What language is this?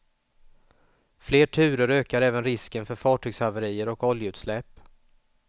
Swedish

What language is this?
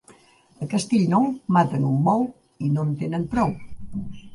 Catalan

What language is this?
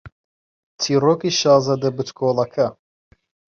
Central Kurdish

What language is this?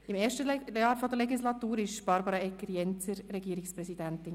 Swiss German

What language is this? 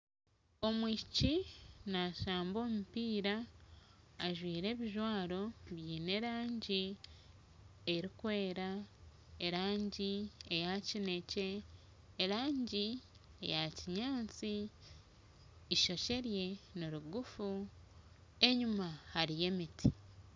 Nyankole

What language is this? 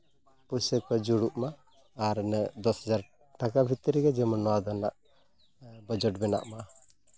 Santali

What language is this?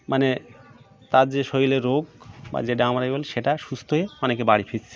Bangla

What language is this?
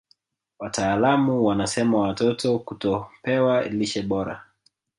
Swahili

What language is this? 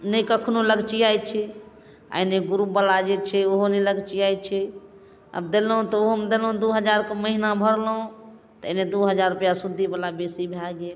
Maithili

